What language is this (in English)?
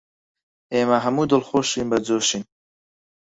Central Kurdish